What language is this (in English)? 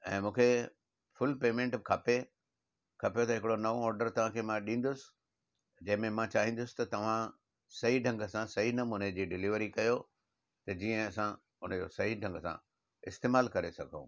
Sindhi